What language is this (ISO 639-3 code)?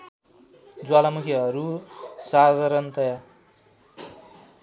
nep